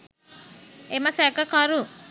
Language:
Sinhala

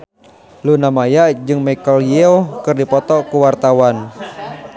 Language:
Sundanese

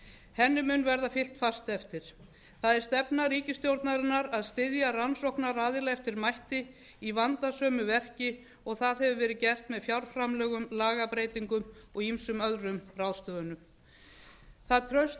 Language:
Icelandic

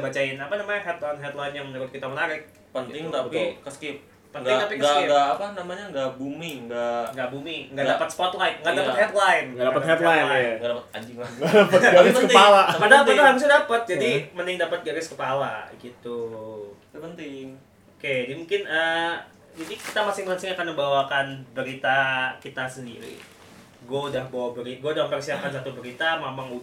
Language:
Indonesian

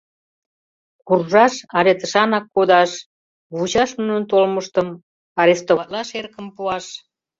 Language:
Mari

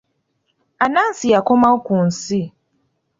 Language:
Ganda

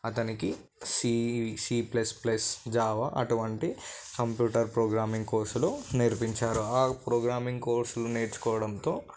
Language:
Telugu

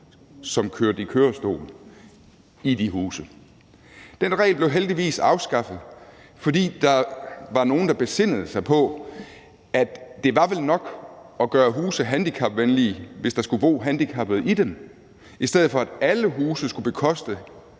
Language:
Danish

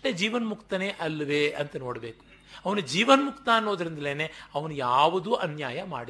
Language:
Kannada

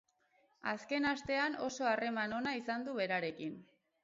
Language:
Basque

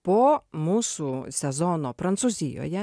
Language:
Lithuanian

